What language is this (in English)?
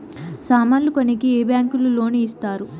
Telugu